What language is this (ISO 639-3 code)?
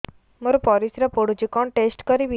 ori